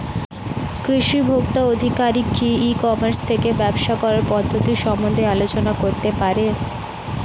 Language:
Bangla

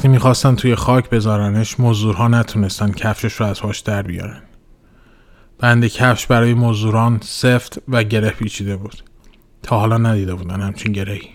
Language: Persian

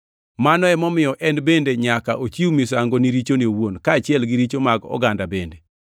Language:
Luo (Kenya and Tanzania)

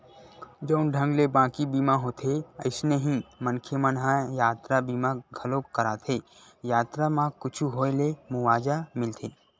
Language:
Chhattisgarhi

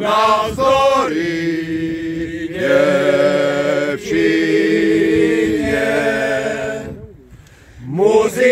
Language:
Romanian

